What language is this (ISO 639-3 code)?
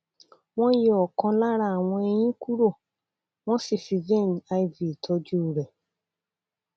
yor